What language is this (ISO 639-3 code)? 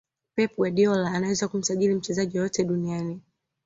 swa